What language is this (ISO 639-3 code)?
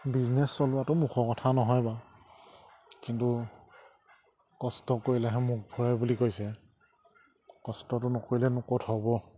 asm